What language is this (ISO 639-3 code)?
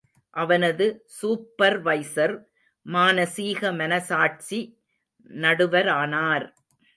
tam